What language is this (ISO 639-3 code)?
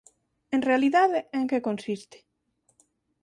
glg